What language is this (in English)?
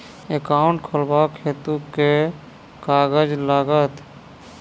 Maithili